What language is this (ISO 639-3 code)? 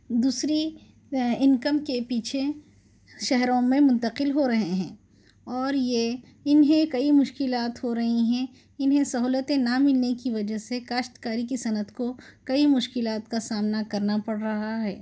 urd